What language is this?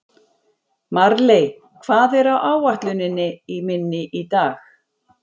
Icelandic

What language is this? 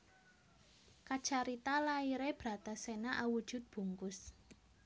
Javanese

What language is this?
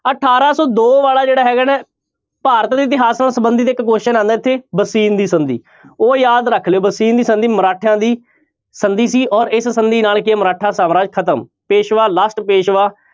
Punjabi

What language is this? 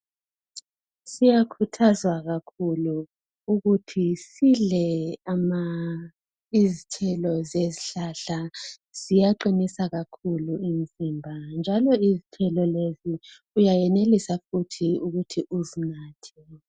North Ndebele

